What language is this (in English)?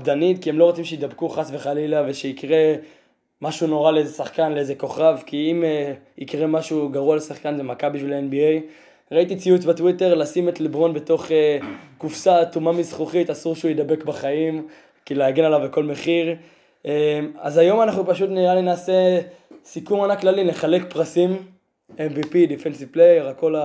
Hebrew